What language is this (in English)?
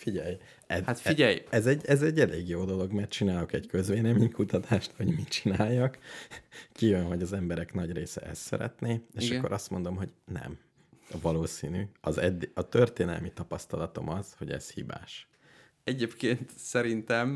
Hungarian